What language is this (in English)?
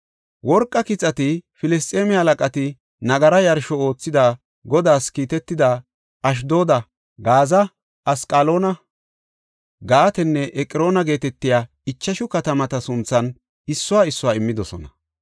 Gofa